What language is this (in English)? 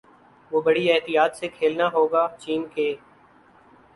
Urdu